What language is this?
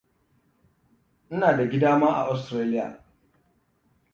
Hausa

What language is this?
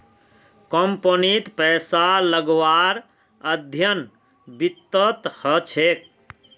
Magahi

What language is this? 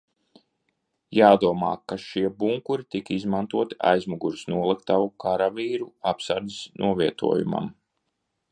Latvian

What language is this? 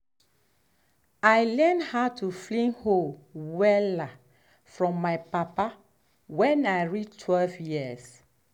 Nigerian Pidgin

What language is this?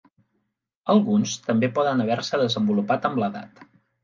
Catalan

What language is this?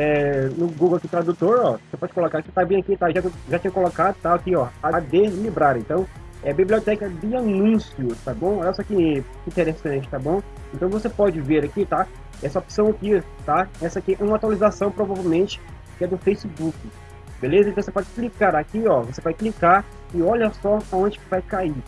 Portuguese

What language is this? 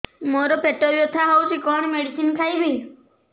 Odia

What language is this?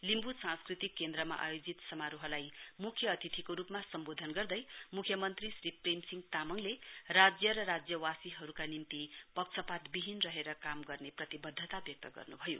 Nepali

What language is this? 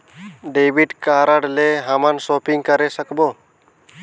Chhattisgarhi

